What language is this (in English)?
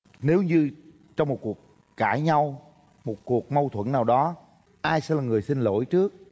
Vietnamese